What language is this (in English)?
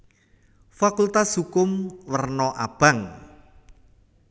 Javanese